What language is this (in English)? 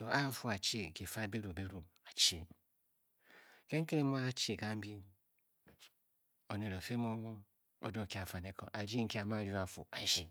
Bokyi